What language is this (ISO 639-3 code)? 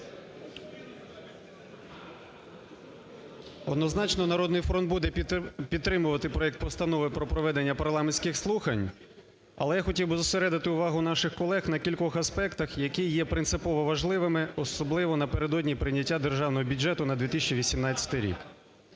ukr